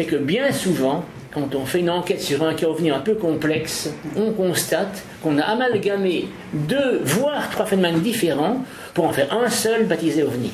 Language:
French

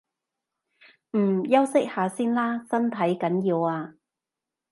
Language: Cantonese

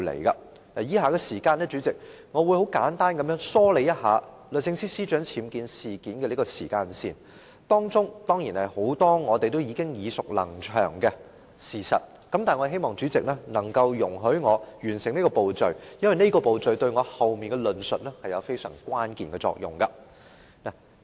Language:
Cantonese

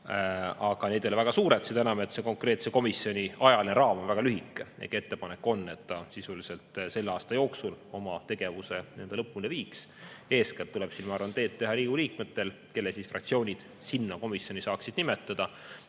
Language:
Estonian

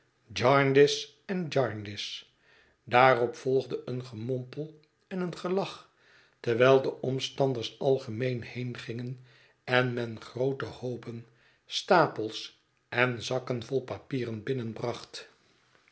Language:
Dutch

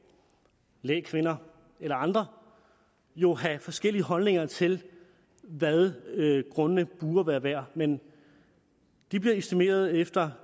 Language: Danish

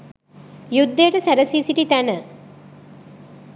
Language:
Sinhala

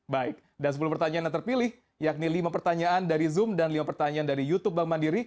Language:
Indonesian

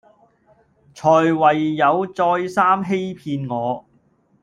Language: Cantonese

